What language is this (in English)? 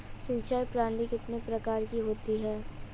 Hindi